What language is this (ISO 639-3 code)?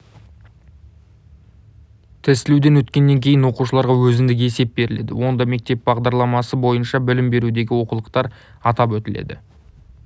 kaz